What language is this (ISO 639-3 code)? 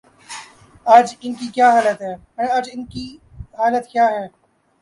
urd